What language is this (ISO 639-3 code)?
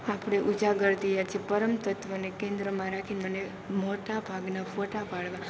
guj